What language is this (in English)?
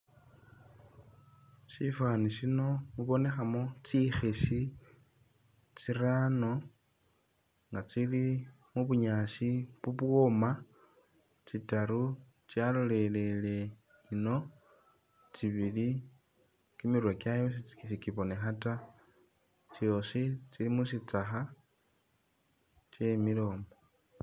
Masaaba